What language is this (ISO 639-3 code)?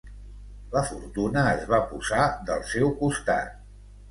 cat